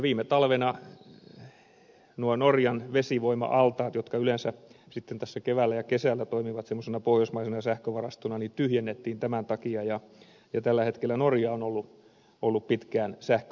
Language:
Finnish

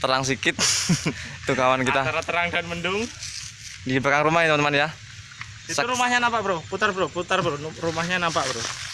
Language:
Indonesian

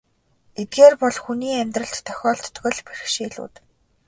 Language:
Mongolian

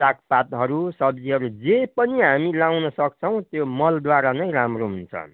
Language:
Nepali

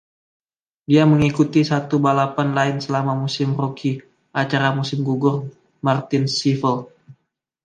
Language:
Indonesian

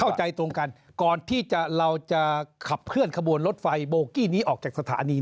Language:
Thai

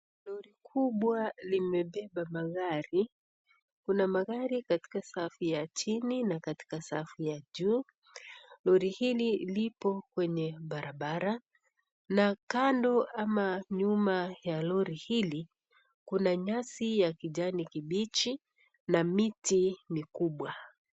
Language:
Swahili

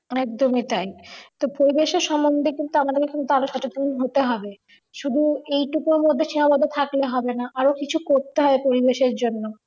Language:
Bangla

